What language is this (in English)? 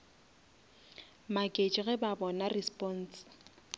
Northern Sotho